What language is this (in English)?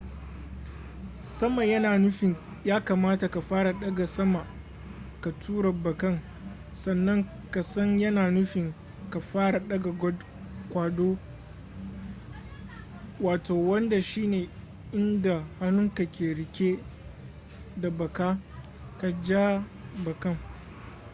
Hausa